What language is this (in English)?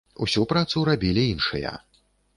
Belarusian